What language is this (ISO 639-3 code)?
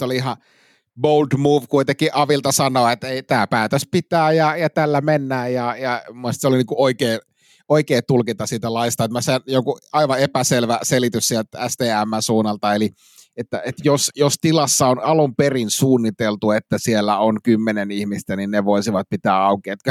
fin